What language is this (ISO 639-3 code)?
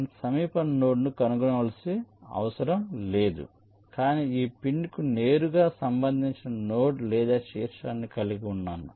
tel